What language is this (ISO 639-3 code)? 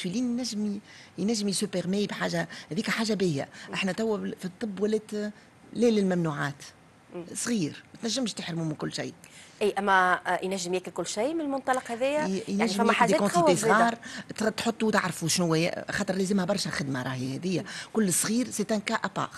ara